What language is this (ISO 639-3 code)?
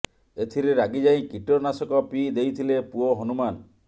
ori